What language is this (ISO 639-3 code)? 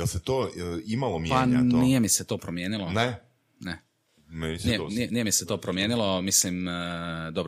hrv